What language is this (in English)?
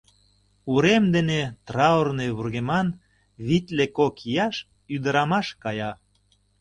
Mari